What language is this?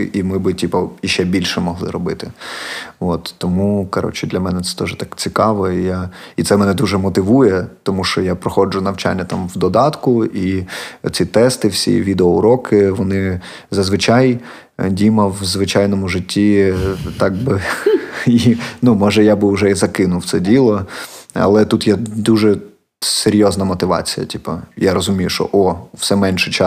Ukrainian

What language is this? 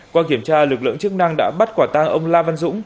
Vietnamese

